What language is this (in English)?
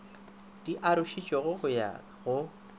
Northern Sotho